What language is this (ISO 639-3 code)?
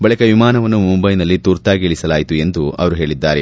kan